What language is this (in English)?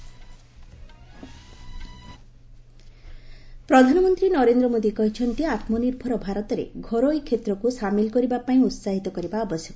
Odia